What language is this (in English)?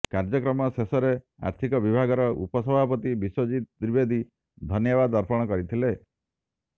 Odia